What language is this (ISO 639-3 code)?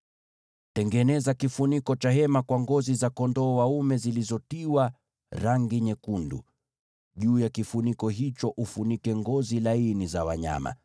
swa